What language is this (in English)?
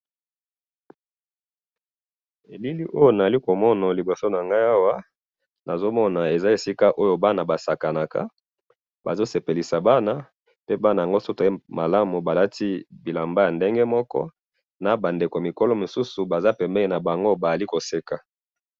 Lingala